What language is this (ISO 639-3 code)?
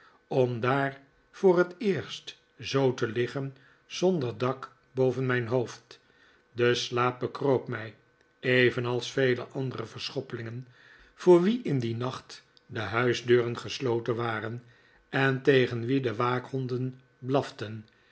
nld